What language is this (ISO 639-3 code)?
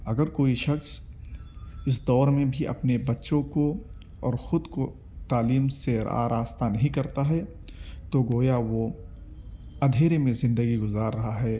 urd